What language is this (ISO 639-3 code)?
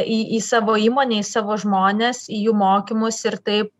lit